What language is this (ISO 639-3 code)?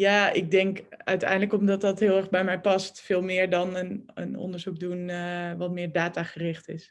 nld